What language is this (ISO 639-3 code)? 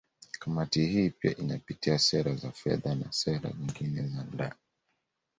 swa